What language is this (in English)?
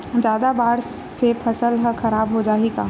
Chhattisgarhi